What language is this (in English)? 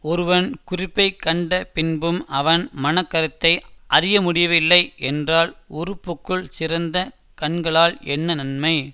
Tamil